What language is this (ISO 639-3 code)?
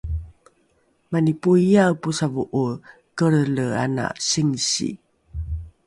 dru